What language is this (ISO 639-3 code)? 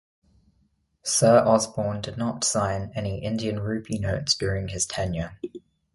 eng